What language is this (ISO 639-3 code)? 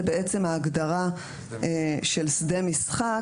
heb